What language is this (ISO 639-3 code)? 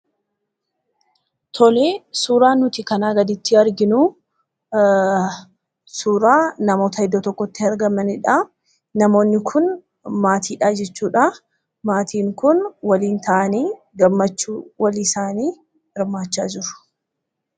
orm